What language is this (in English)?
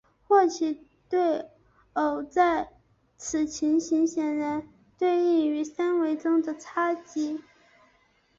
Chinese